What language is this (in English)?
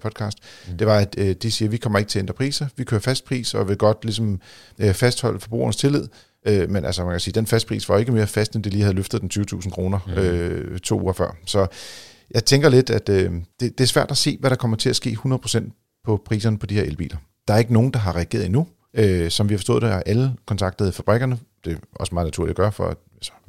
Danish